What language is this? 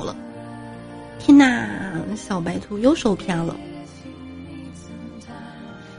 Chinese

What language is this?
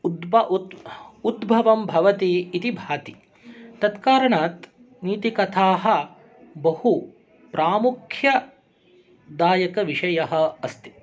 Sanskrit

